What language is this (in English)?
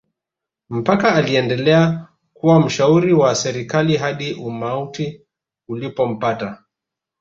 Swahili